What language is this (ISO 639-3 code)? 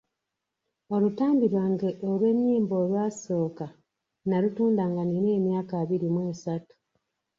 lug